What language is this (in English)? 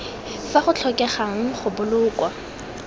Tswana